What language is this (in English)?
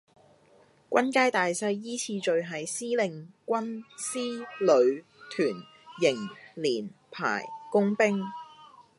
Cantonese